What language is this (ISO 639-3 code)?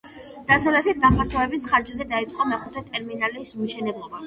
kat